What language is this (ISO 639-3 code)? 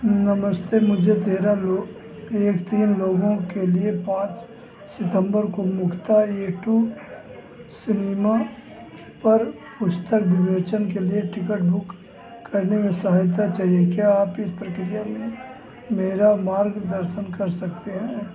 hin